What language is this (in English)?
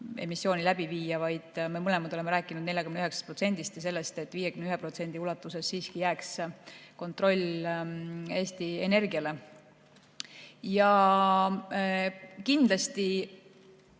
Estonian